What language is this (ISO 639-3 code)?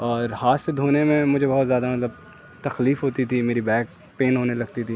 urd